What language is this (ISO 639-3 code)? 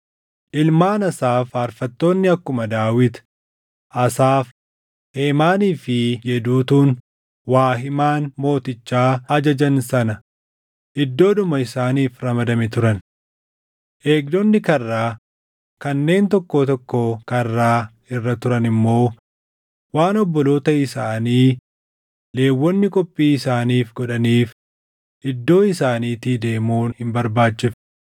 orm